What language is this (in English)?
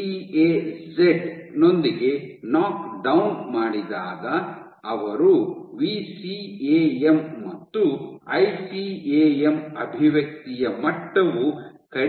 Kannada